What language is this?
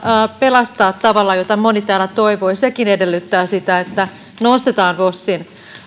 Finnish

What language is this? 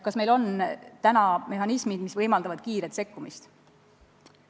Estonian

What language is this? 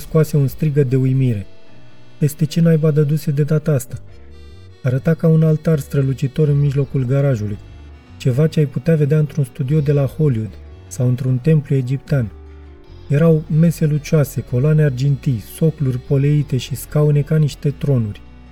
Romanian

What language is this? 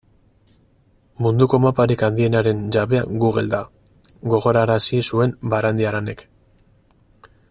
Basque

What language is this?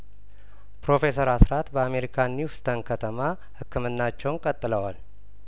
Amharic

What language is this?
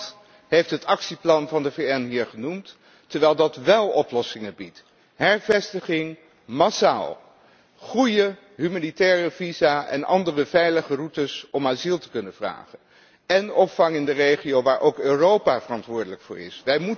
Dutch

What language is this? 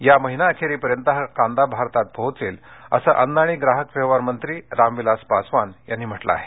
Marathi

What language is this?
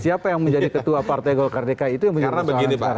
Indonesian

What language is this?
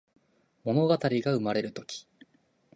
Japanese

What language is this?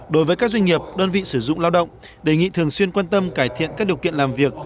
Vietnamese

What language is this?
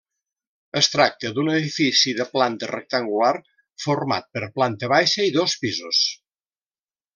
Catalan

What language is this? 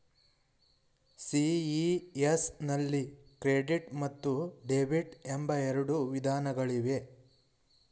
Kannada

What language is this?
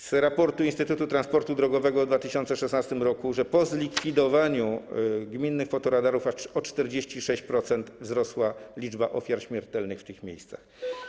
Polish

